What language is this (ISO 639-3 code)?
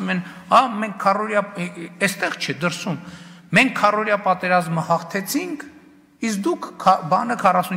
ron